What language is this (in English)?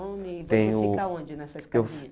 Portuguese